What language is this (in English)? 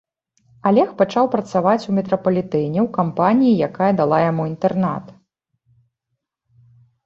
Belarusian